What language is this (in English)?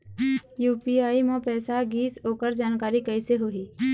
Chhattisgarhi